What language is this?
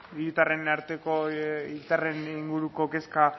Basque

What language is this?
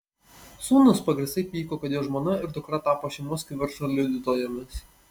Lithuanian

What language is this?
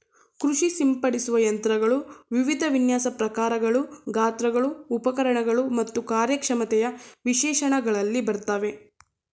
Kannada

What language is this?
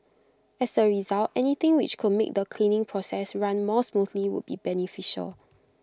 English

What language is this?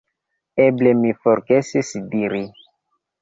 Esperanto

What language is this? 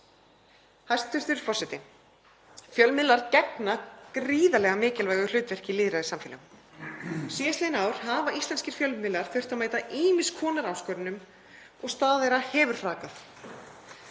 Icelandic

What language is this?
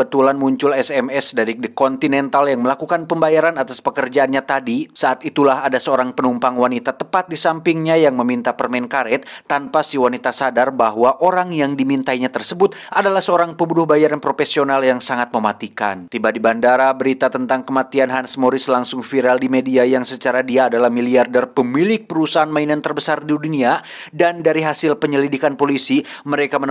Indonesian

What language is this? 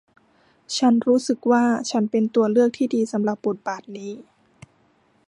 Thai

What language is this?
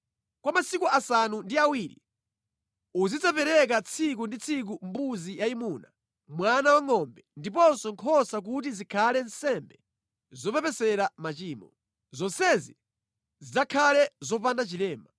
Nyanja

